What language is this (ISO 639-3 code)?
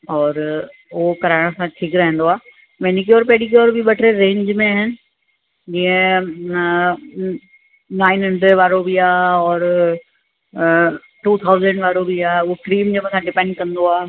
snd